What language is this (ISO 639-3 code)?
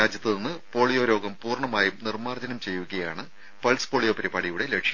mal